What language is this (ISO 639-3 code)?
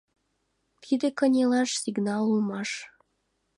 chm